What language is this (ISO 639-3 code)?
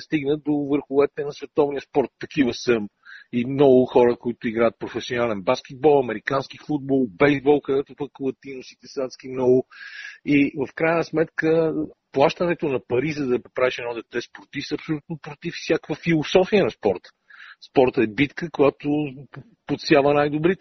bul